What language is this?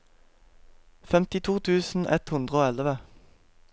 Norwegian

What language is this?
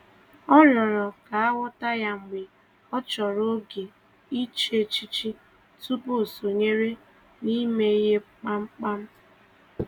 Igbo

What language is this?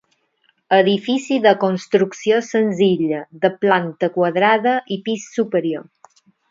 Catalan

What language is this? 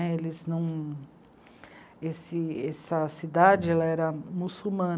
Portuguese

